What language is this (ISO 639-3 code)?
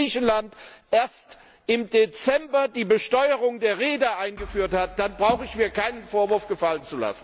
deu